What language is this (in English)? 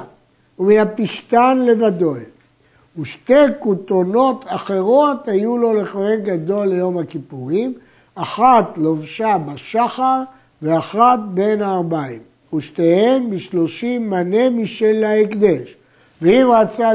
Hebrew